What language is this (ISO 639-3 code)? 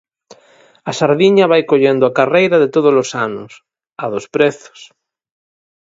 glg